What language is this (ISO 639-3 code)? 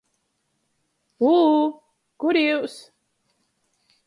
ltg